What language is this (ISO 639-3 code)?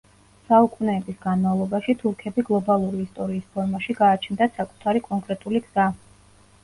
kat